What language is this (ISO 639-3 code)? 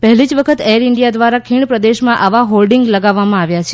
guj